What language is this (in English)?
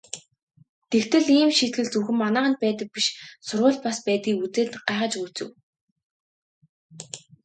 Mongolian